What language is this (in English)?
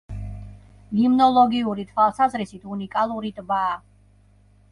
Georgian